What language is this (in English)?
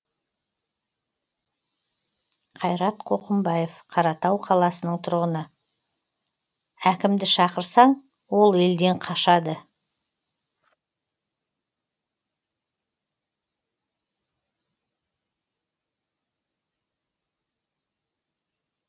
Kazakh